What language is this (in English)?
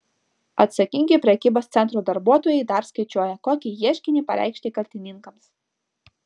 Lithuanian